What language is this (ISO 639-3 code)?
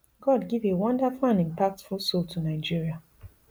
pcm